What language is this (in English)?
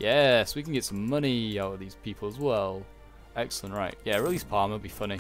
English